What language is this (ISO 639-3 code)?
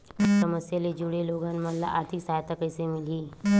hne